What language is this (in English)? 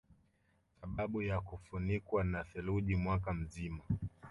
Swahili